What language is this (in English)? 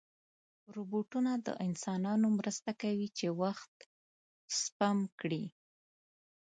Pashto